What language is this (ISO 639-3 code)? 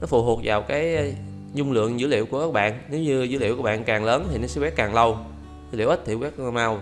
vie